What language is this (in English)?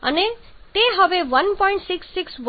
Gujarati